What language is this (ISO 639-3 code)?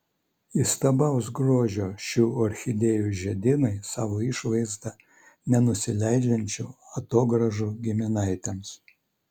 lit